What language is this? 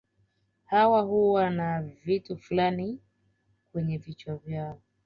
Swahili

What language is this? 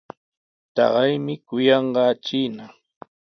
Sihuas Ancash Quechua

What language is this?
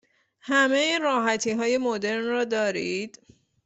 Persian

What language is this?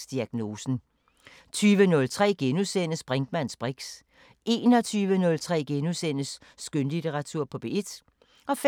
Danish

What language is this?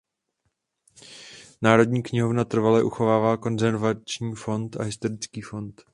Czech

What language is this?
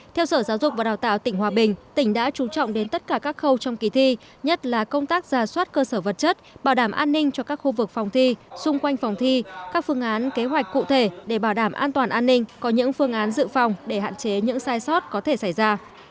Vietnamese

